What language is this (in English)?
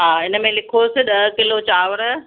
Sindhi